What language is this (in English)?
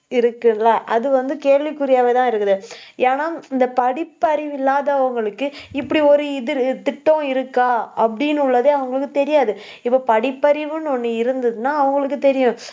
Tamil